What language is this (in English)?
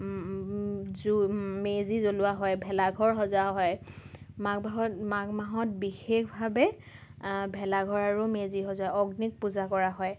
Assamese